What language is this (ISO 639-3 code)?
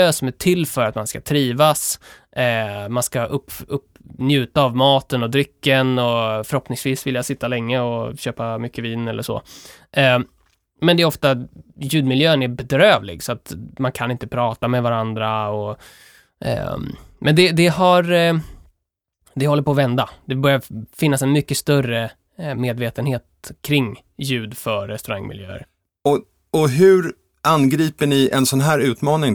swe